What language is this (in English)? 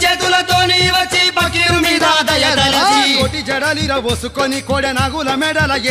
Arabic